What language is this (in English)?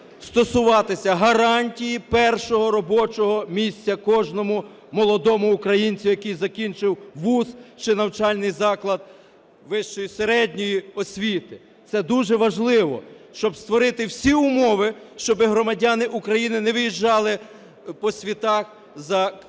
Ukrainian